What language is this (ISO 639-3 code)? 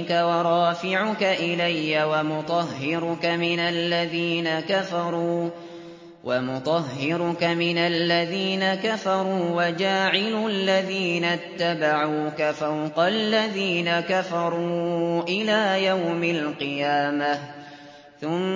ara